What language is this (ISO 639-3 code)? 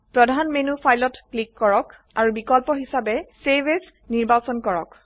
asm